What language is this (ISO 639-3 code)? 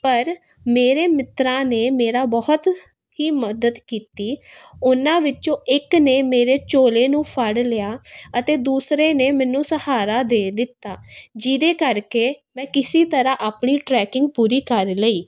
pan